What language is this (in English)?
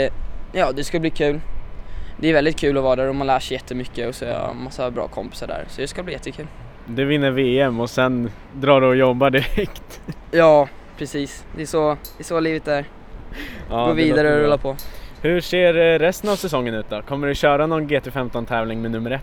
Swedish